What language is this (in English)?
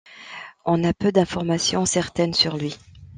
French